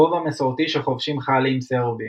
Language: Hebrew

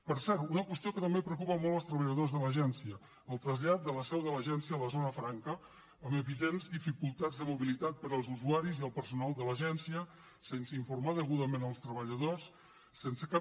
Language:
Catalan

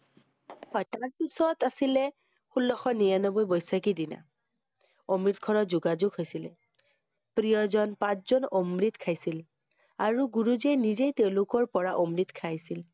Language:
Assamese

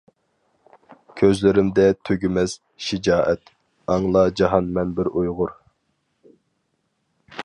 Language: Uyghur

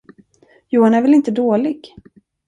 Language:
Swedish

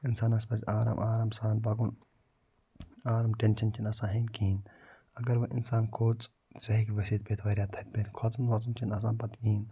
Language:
Kashmiri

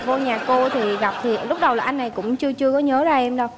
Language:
Vietnamese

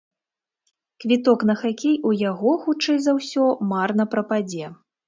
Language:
Belarusian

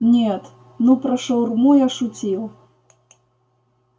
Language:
Russian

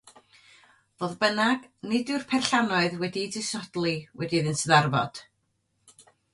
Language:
Welsh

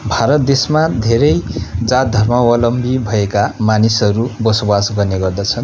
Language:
Nepali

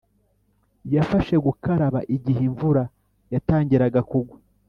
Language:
Kinyarwanda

